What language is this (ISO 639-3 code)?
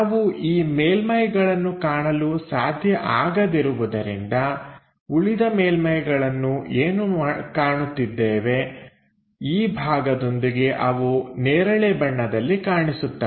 kan